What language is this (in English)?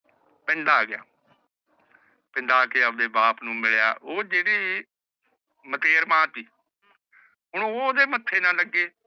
Punjabi